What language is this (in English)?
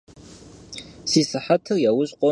Kabardian